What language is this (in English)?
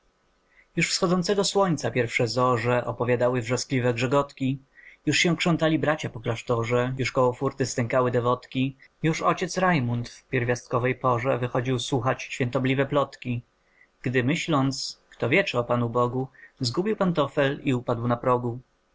Polish